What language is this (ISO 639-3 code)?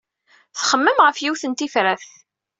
kab